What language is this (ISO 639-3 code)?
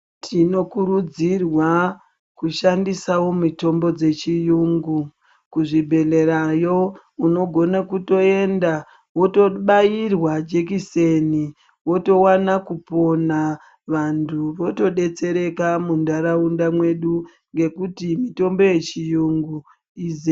ndc